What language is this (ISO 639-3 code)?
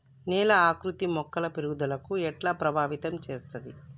tel